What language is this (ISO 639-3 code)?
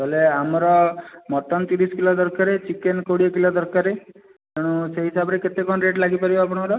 ori